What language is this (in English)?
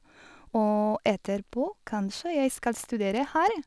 Norwegian